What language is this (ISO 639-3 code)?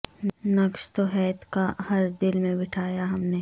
urd